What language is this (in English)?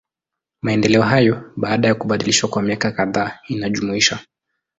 Swahili